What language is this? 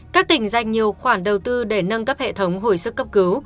Vietnamese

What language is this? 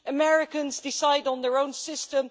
English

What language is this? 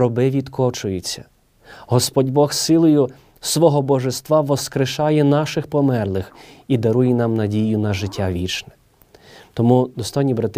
Ukrainian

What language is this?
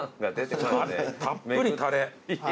Japanese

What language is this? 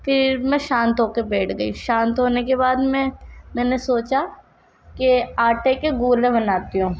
Urdu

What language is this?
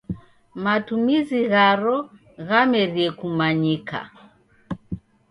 Taita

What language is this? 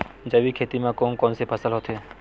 Chhattisgarhi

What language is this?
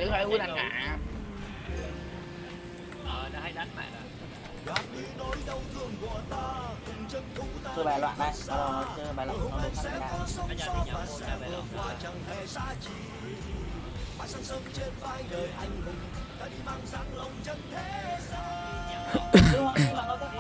Vietnamese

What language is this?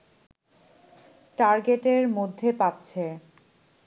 Bangla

